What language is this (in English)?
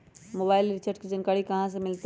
Magahi